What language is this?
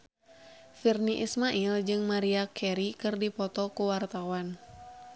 Sundanese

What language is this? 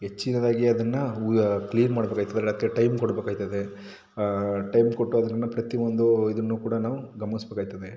Kannada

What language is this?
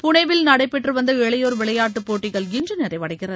Tamil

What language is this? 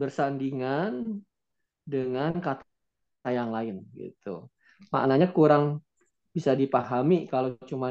Indonesian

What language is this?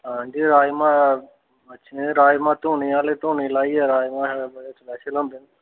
Dogri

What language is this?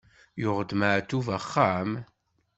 Kabyle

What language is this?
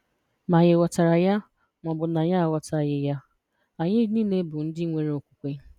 Igbo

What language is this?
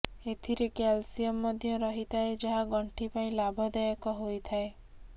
Odia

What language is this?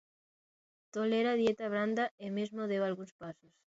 Galician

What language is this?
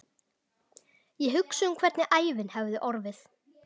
Icelandic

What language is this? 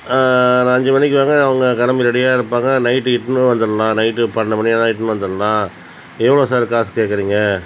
Tamil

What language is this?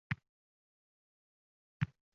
Uzbek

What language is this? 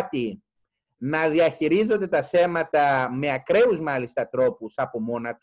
Greek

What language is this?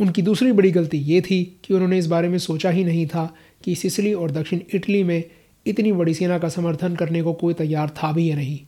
Hindi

